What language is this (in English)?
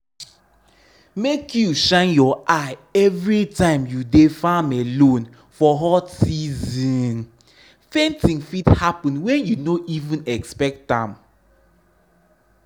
Nigerian Pidgin